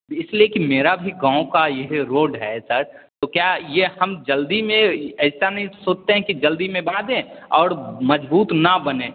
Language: Hindi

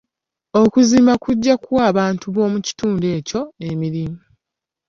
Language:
Ganda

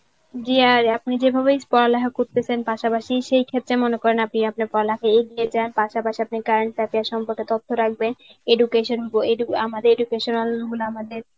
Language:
Bangla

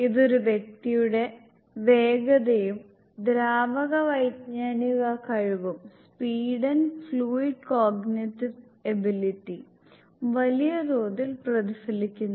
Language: Malayalam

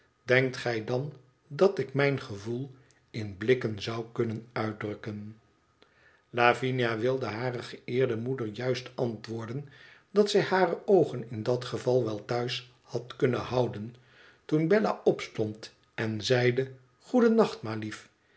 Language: Dutch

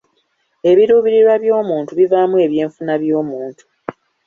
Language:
Ganda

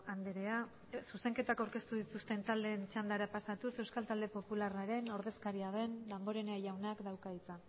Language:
Basque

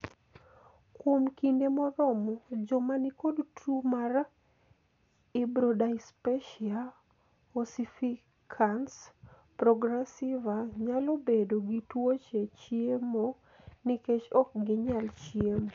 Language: Luo (Kenya and Tanzania)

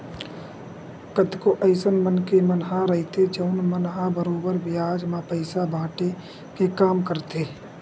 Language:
Chhattisgarhi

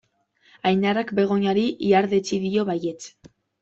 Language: Basque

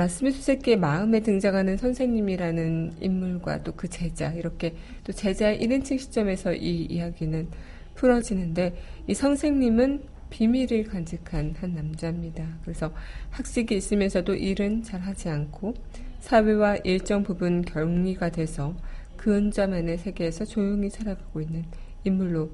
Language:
Korean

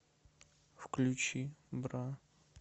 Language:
Russian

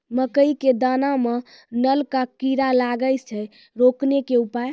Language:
Maithili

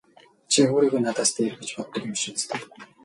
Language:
Mongolian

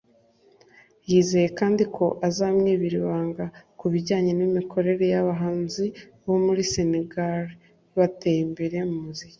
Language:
Kinyarwanda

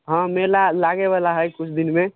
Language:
Maithili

